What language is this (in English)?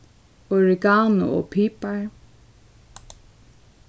Faroese